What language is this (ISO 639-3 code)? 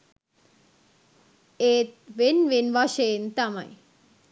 sin